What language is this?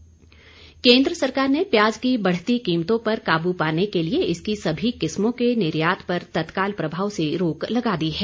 Hindi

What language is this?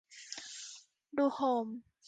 Thai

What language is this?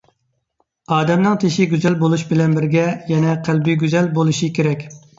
Uyghur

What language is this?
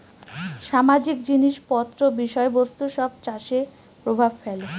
Bangla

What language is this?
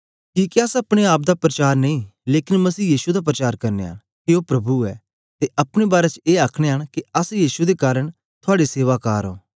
Dogri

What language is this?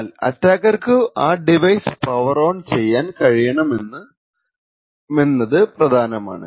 Malayalam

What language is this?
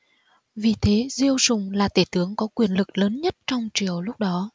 Vietnamese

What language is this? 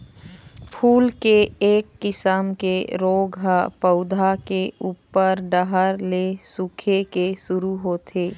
Chhattisgarhi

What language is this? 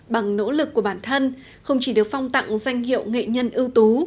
Vietnamese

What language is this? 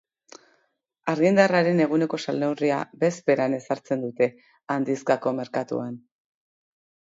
Basque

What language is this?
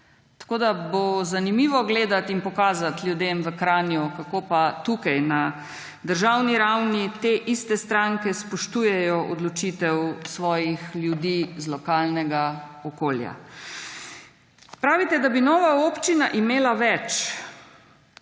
Slovenian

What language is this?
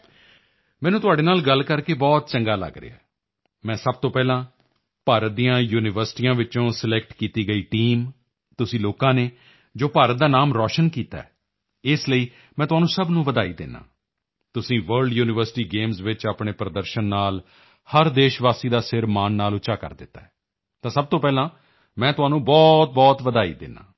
Punjabi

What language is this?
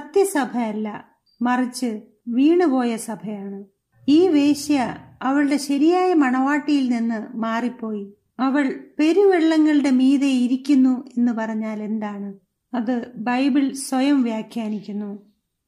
Malayalam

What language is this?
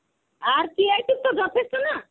Bangla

